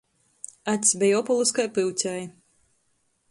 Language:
Latgalian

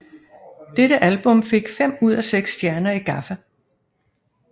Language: Danish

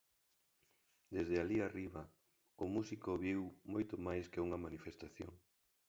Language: Galician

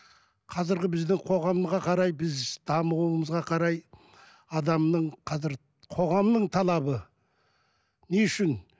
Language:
Kazakh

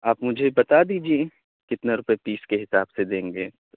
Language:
Urdu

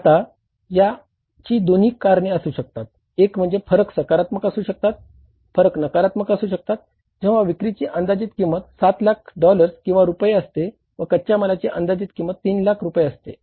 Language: Marathi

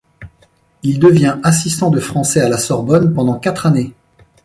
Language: French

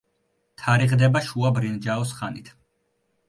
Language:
Georgian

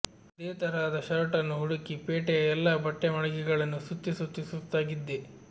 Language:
Kannada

